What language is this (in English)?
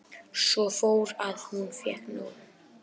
Icelandic